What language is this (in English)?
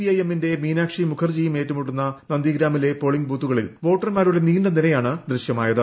Malayalam